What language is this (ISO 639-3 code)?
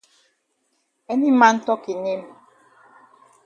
wes